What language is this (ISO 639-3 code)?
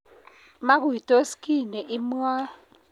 kln